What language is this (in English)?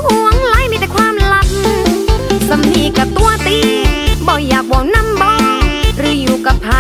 Thai